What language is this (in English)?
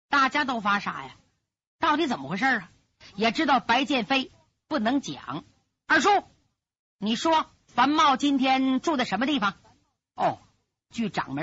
Chinese